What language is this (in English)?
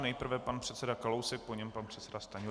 Czech